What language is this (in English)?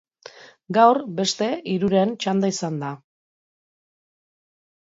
Basque